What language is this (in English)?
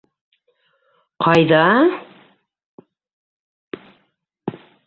Bashkir